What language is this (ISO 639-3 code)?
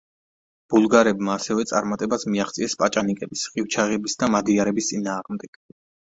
kat